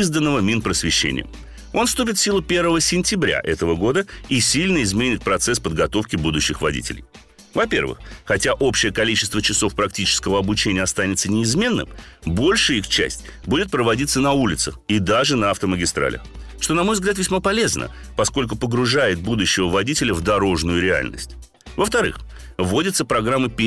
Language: Russian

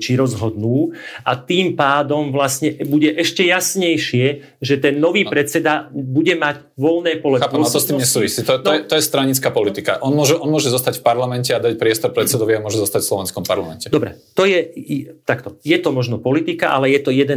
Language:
Slovak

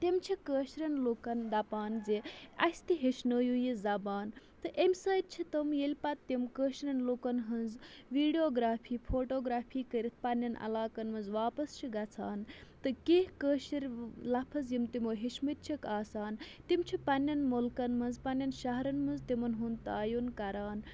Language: Kashmiri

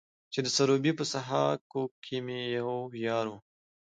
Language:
Pashto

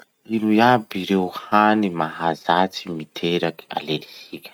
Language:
Masikoro Malagasy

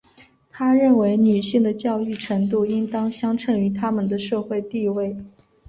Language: Chinese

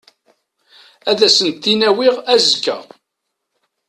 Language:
Kabyle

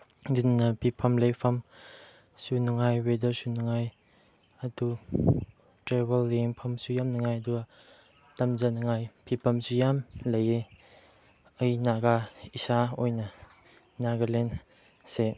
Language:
Manipuri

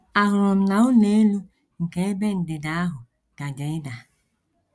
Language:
Igbo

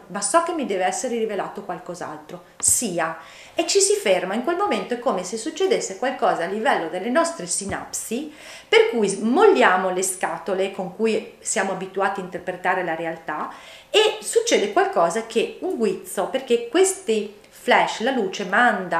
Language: Italian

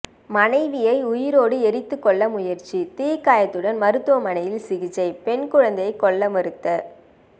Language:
Tamil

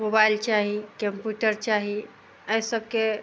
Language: Maithili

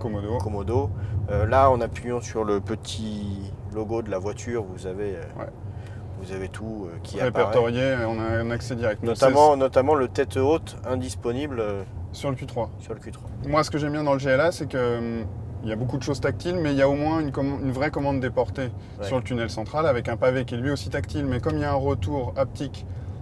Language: French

